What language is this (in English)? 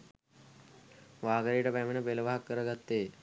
Sinhala